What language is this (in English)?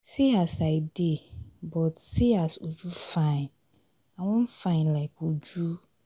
Nigerian Pidgin